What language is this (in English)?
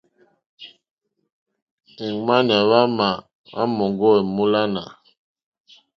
Mokpwe